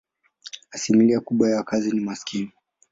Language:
Swahili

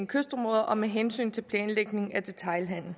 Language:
Danish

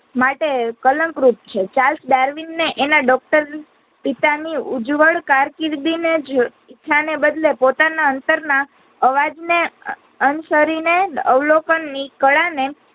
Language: Gujarati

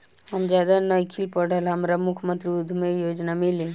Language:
Bhojpuri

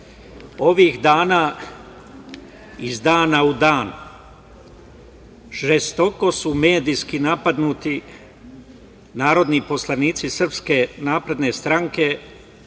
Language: Serbian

